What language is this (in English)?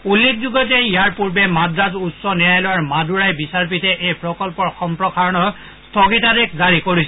Assamese